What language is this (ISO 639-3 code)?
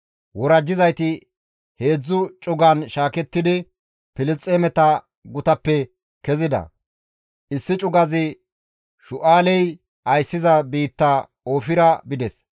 gmv